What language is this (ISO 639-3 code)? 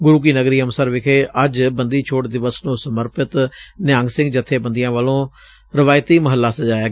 pan